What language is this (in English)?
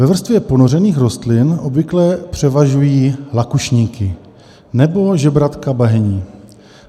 Czech